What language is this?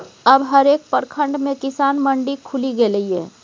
Maithili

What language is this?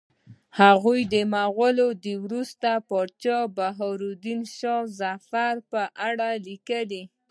Pashto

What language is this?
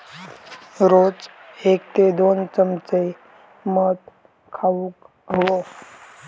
Marathi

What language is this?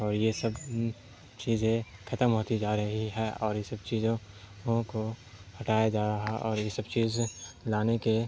Urdu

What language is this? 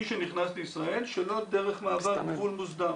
Hebrew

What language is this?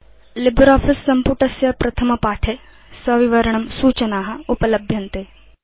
Sanskrit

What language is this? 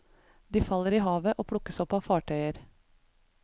Norwegian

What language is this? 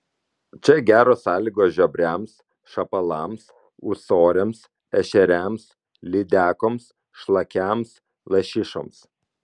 Lithuanian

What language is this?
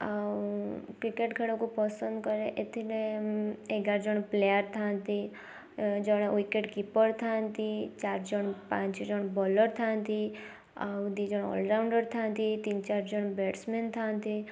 Odia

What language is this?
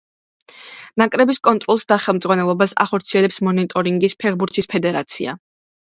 Georgian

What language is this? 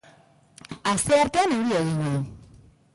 Basque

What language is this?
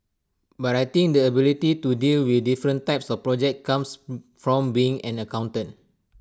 English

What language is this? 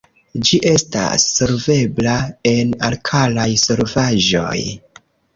Esperanto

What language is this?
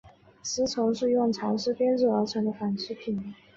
Chinese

